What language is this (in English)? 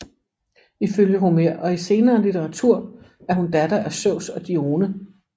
Danish